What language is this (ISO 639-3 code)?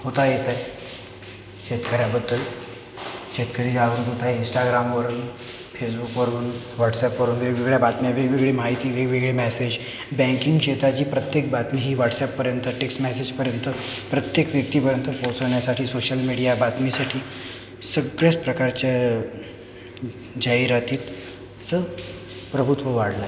mar